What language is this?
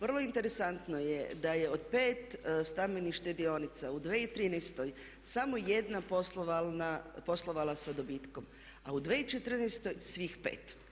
Croatian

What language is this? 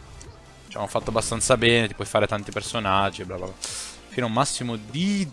Italian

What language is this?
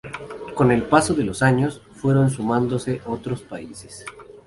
Spanish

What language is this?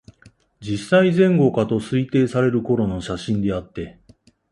Japanese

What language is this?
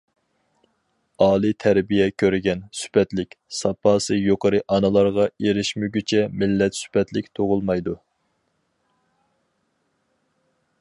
Uyghur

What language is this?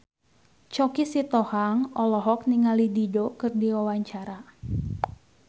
Sundanese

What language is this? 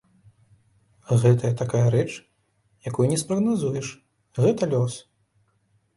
Belarusian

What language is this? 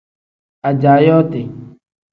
Tem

